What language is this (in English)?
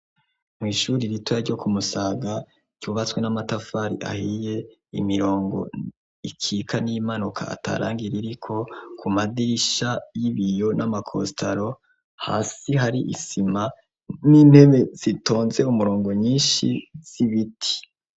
Rundi